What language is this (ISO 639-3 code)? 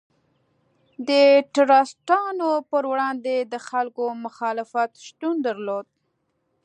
pus